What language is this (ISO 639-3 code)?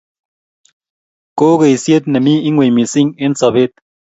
kln